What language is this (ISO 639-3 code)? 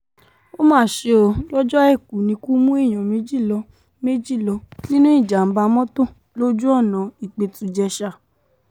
yor